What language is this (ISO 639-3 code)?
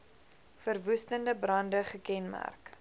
afr